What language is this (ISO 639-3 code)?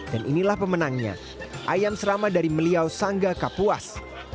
ind